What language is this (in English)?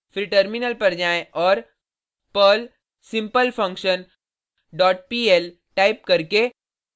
Hindi